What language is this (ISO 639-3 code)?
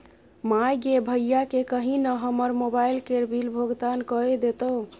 mai